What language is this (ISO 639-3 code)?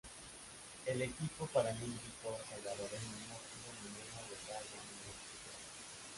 spa